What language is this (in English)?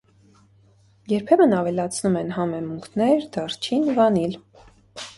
Armenian